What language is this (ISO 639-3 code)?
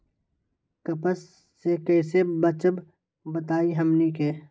mag